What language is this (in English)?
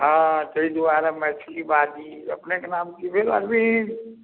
Maithili